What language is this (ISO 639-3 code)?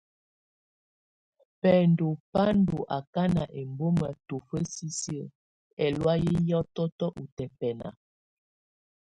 tvu